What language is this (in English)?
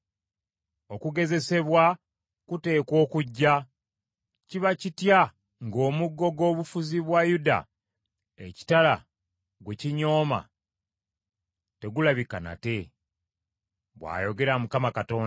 Ganda